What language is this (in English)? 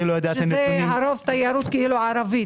Hebrew